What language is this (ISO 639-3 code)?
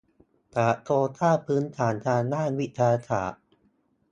tha